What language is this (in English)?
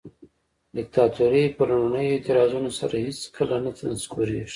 Pashto